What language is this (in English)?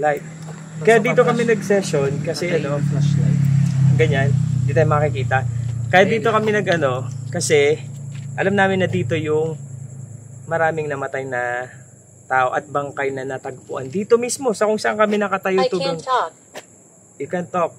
Filipino